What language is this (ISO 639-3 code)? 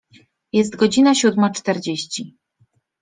pol